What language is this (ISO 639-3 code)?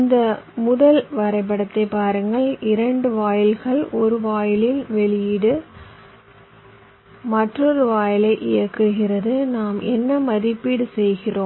tam